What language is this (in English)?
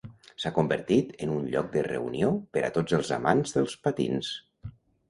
Catalan